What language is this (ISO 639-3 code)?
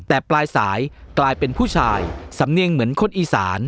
tha